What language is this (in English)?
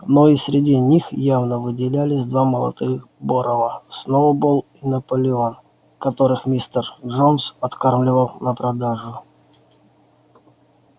Russian